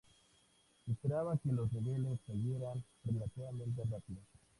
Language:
Spanish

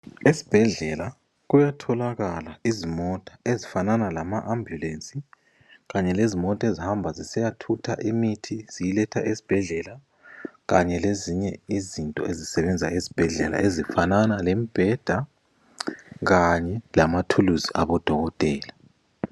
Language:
North Ndebele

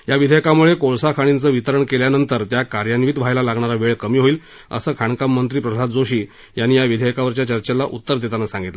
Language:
Marathi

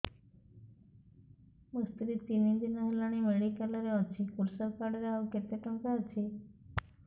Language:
Odia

